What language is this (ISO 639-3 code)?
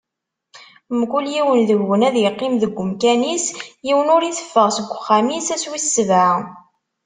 kab